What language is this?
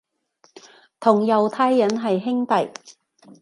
Cantonese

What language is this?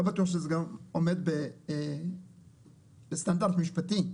Hebrew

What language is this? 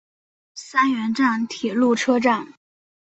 Chinese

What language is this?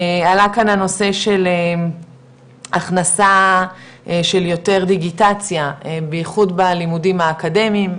Hebrew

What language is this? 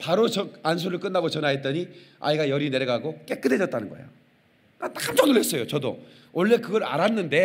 Korean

